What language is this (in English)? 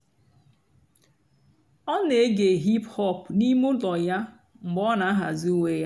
Igbo